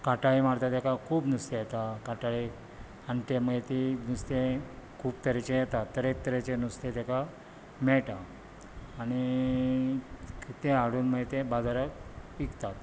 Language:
Konkani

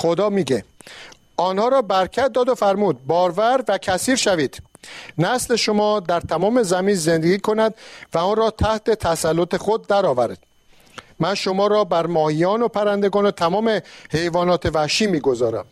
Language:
Persian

